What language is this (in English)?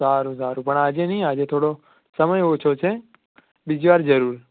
Gujarati